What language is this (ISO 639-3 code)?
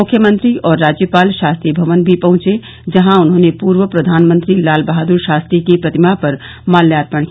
hin